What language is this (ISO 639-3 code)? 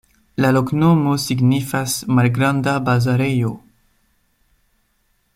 epo